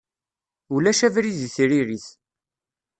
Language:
Kabyle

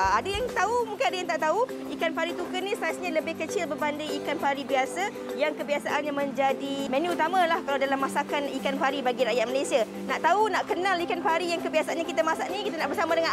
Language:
Malay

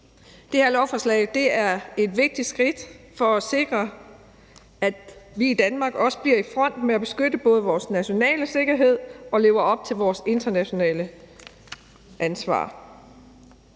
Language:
Danish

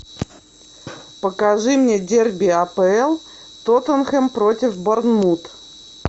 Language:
Russian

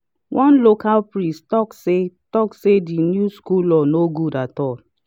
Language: Nigerian Pidgin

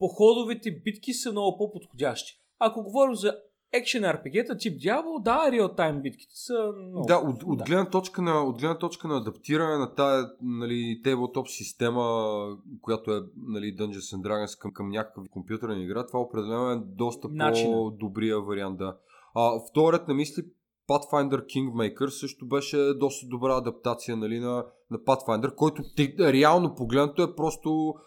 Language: Bulgarian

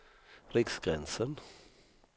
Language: Swedish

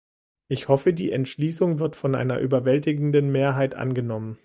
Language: German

